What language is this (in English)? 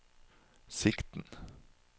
Norwegian